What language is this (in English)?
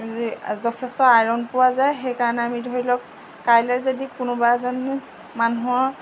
Assamese